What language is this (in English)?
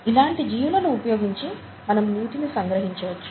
Telugu